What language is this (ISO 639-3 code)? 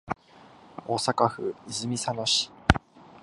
jpn